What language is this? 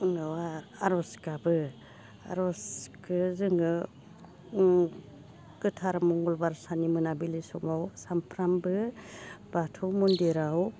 Bodo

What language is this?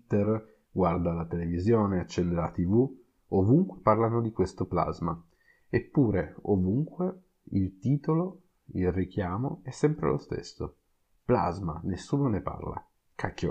Italian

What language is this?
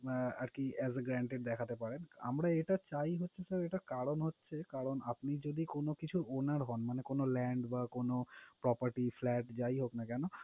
Bangla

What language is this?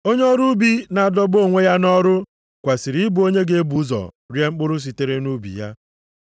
Igbo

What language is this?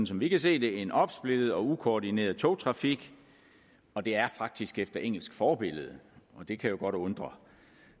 Danish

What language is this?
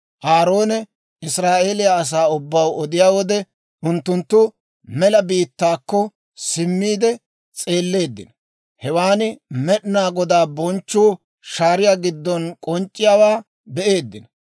Dawro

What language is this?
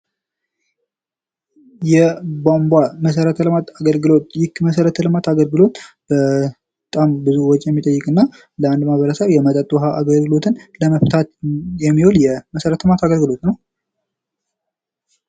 Amharic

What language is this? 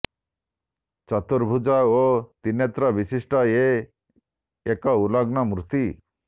Odia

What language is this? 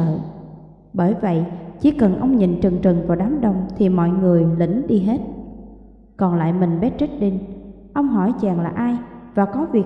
Vietnamese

